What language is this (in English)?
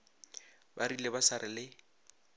Northern Sotho